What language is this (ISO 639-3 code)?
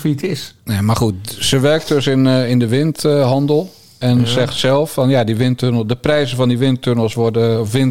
nld